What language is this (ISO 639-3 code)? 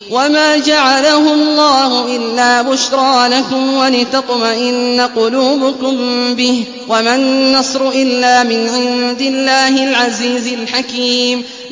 ara